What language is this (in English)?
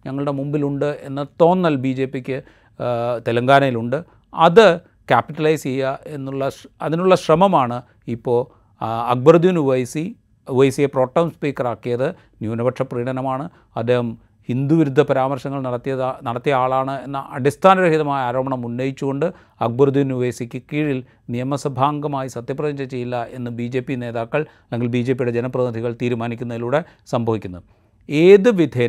Malayalam